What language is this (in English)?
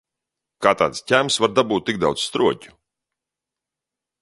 Latvian